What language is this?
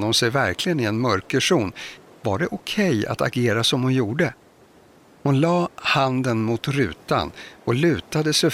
Swedish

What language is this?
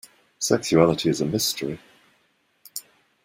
English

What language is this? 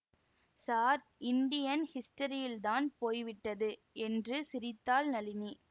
Tamil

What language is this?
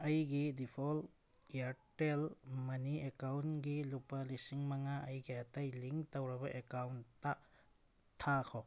Manipuri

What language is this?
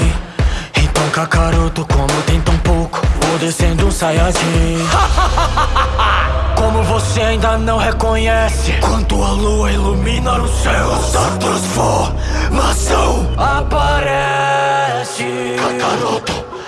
Portuguese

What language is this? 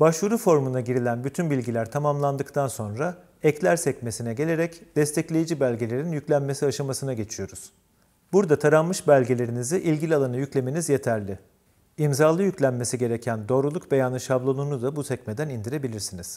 Turkish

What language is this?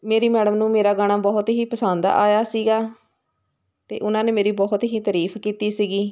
Punjabi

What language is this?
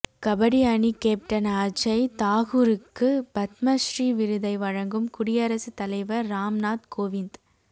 Tamil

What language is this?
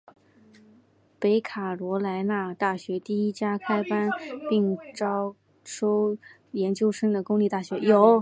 Chinese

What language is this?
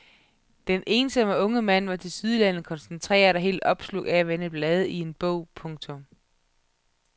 Danish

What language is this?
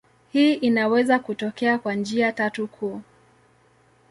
Swahili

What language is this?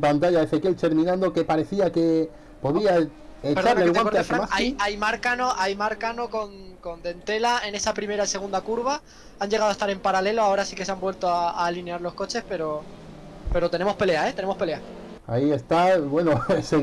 Spanish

